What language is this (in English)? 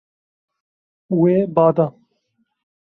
Kurdish